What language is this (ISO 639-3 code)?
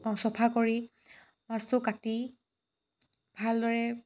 asm